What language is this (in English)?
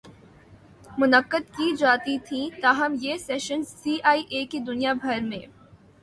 Urdu